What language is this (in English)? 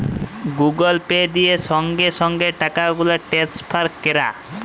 Bangla